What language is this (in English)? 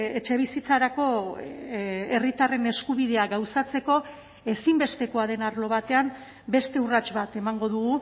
Basque